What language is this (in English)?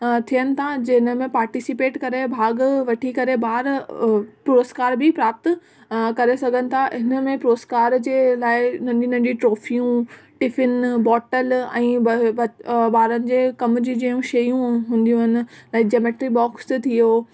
Sindhi